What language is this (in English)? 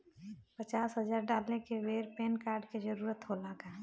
Bhojpuri